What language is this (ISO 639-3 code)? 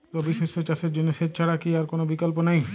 ben